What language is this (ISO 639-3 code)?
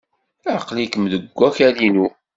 kab